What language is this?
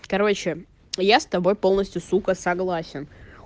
Russian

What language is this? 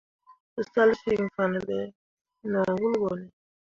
Mundang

